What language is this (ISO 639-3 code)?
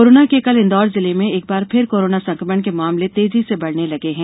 hin